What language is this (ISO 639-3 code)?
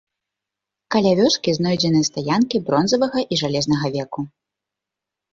bel